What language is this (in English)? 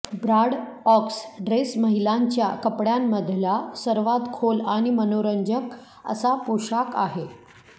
Marathi